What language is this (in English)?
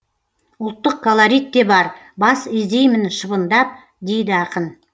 Kazakh